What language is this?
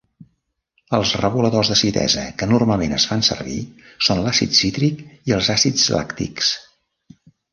Catalan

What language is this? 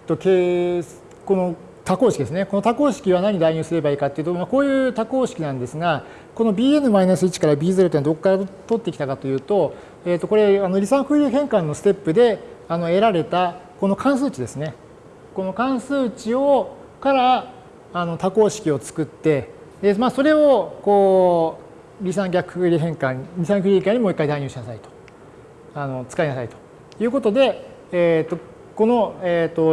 Japanese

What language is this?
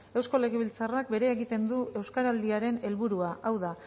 Basque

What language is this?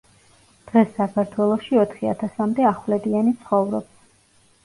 Georgian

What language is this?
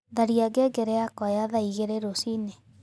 Kikuyu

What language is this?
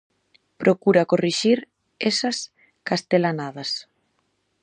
Galician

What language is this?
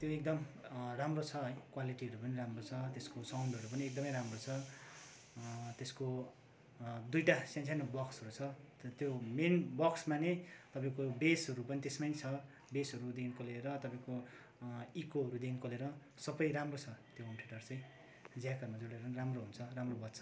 Nepali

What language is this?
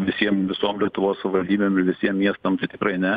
Lithuanian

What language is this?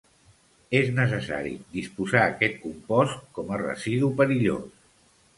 Catalan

